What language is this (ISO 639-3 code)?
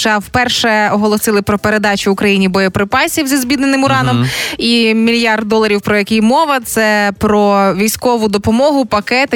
ukr